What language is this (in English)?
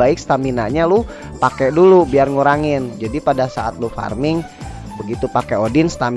Indonesian